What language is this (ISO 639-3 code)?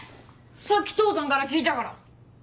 jpn